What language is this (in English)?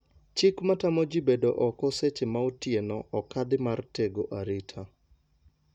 Luo (Kenya and Tanzania)